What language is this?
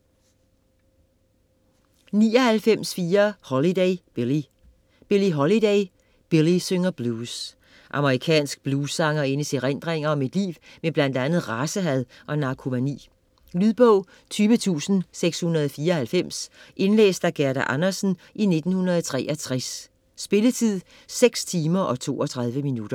Danish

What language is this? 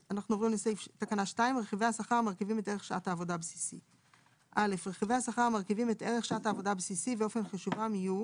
Hebrew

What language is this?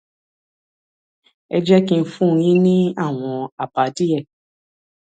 Yoruba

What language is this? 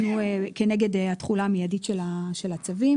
Hebrew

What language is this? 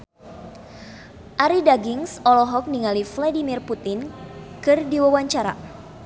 Sundanese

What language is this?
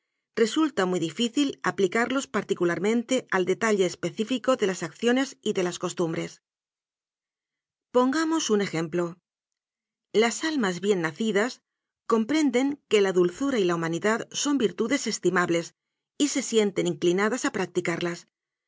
Spanish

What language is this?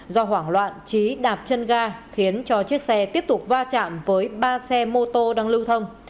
Vietnamese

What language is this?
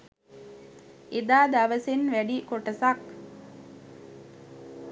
Sinhala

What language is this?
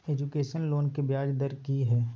Maithili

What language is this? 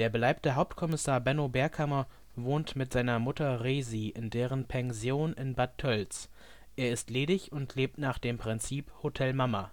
German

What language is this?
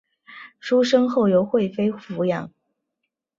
Chinese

